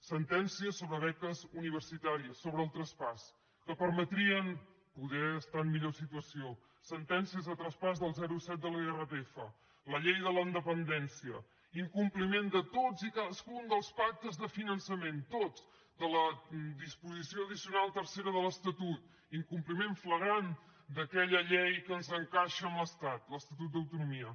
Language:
Catalan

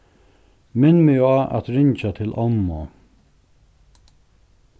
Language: Faroese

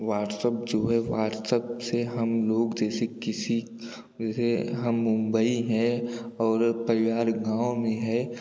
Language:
Hindi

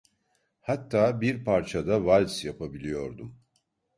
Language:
Turkish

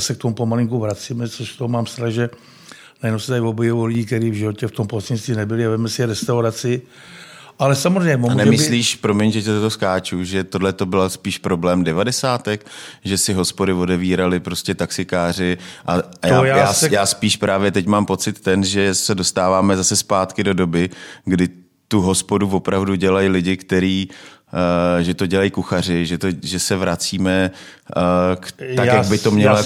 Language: Czech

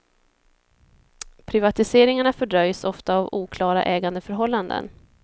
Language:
Swedish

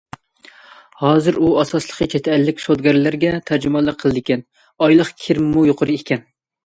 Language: Uyghur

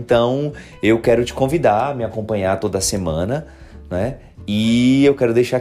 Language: Portuguese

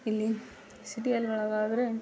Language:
Kannada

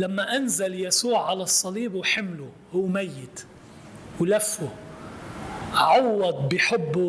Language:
Arabic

